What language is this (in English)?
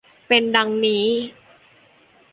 Thai